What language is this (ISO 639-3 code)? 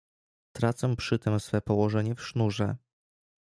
pol